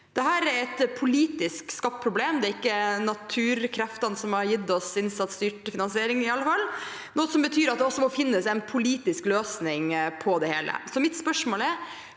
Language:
Norwegian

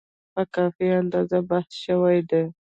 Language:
Pashto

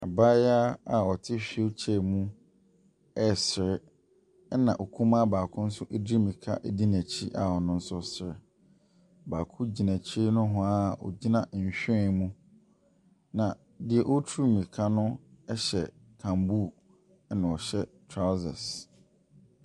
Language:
Akan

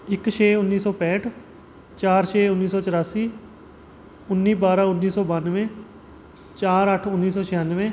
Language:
Punjabi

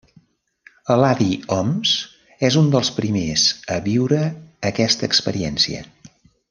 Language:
Catalan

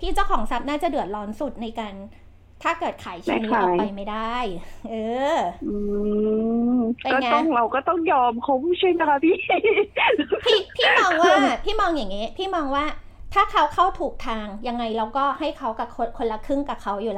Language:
Thai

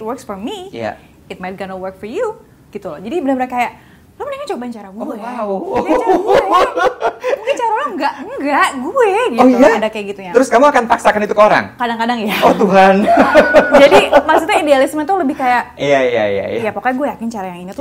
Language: Indonesian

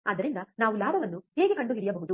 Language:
Kannada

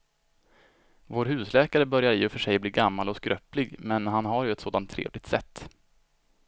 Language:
Swedish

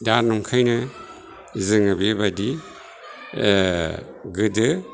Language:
Bodo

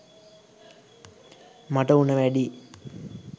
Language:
Sinhala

